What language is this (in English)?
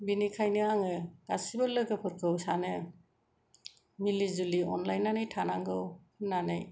Bodo